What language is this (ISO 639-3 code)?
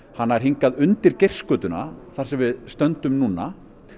isl